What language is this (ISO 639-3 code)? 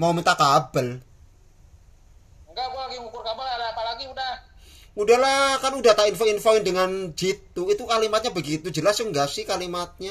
ind